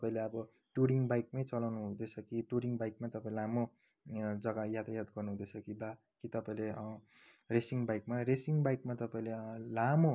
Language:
Nepali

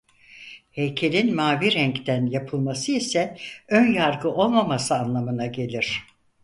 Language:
Turkish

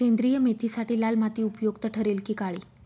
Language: Marathi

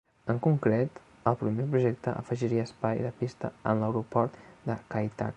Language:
Catalan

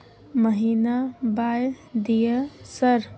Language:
Maithili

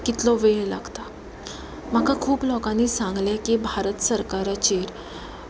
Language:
Konkani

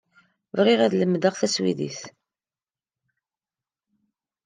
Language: Kabyle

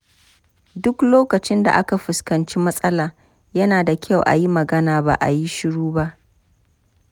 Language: Hausa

